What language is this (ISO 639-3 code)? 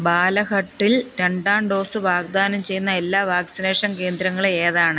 mal